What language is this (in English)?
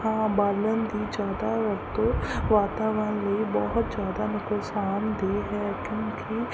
Punjabi